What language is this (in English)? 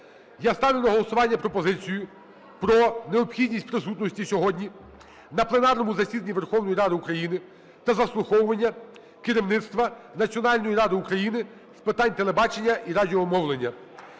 Ukrainian